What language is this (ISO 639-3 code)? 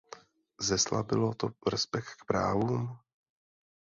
ces